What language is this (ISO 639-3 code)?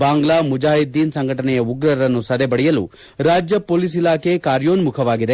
kan